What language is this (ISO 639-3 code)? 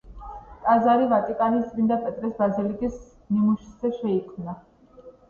kat